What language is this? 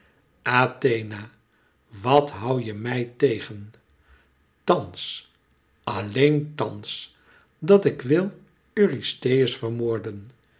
Dutch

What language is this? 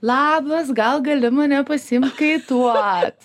Lithuanian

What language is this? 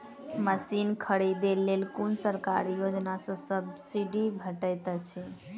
Maithili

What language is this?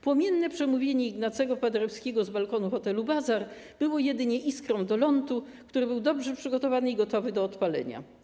Polish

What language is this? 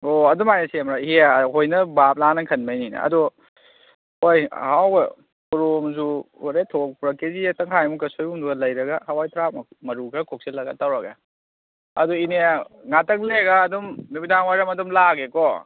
Manipuri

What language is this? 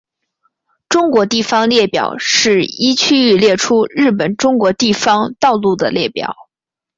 Chinese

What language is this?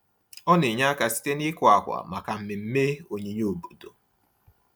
Igbo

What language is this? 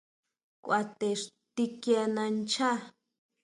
Huautla Mazatec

